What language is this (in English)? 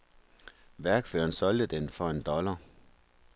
Danish